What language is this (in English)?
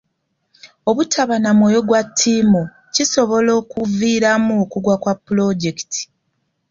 Ganda